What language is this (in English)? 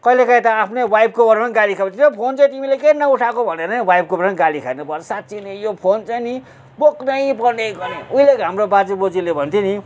Nepali